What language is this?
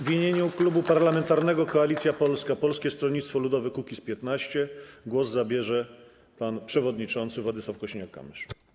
Polish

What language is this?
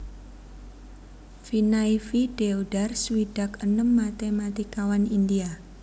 Javanese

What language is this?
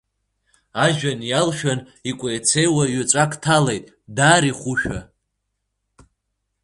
Abkhazian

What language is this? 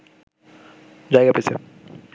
Bangla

